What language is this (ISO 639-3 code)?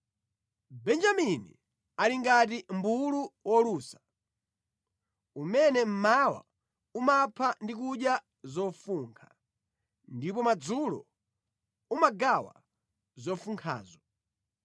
nya